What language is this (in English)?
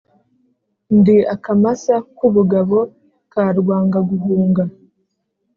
Kinyarwanda